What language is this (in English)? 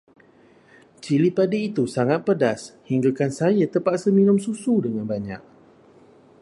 Malay